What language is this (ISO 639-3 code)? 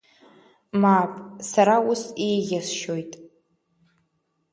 abk